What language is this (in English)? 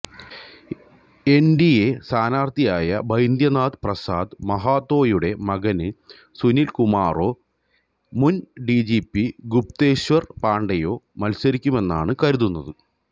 Malayalam